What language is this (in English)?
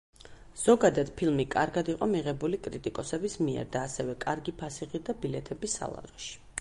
Georgian